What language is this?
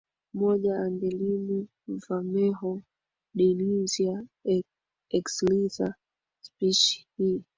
Swahili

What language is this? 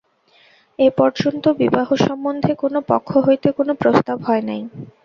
Bangla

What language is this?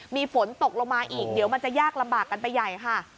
Thai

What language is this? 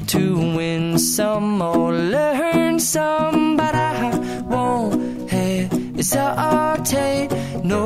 Hungarian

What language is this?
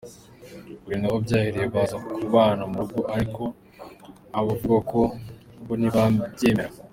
Kinyarwanda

